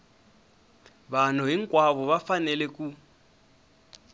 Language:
Tsonga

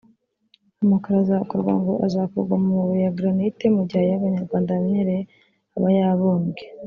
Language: Kinyarwanda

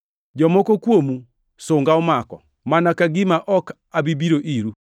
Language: Luo (Kenya and Tanzania)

